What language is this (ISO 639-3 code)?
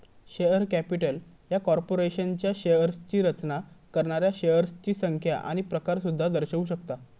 mar